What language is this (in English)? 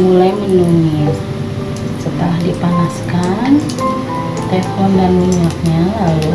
Indonesian